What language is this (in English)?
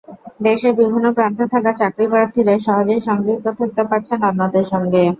Bangla